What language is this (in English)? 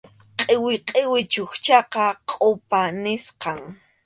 Arequipa-La Unión Quechua